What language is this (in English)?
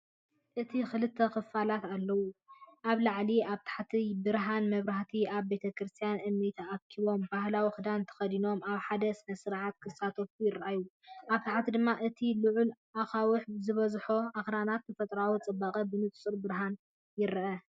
Tigrinya